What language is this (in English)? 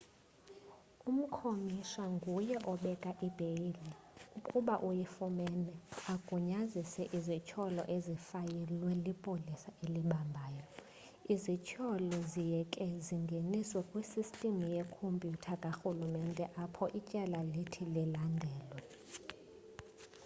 Xhosa